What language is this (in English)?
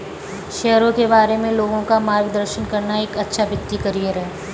Hindi